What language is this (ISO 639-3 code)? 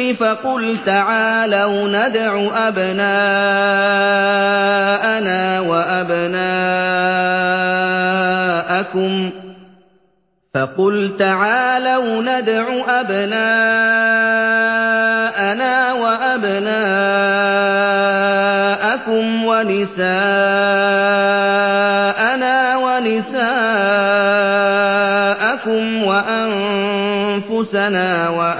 ara